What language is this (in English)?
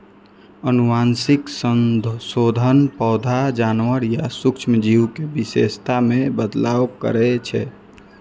Maithili